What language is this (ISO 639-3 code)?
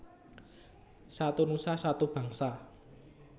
jav